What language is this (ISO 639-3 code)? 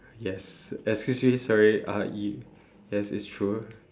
eng